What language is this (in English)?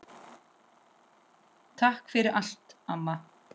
Icelandic